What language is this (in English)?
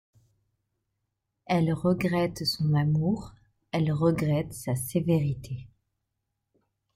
French